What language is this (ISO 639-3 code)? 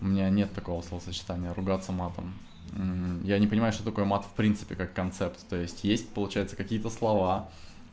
rus